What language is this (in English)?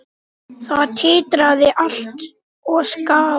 Icelandic